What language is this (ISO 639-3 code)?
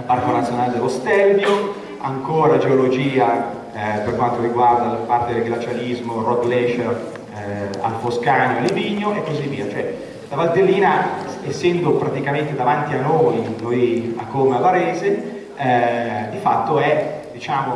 ita